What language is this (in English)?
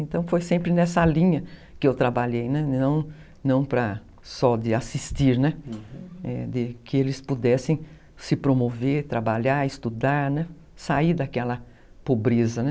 Portuguese